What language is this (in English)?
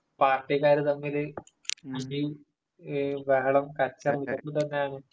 Malayalam